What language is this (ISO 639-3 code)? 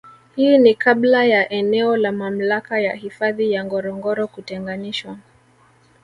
swa